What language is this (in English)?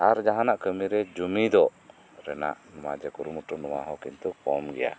Santali